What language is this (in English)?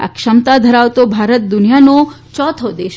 Gujarati